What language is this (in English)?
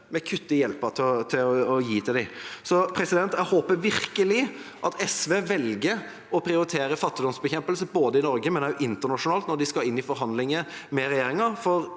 Norwegian